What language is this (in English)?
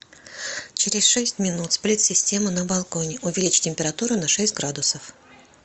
Russian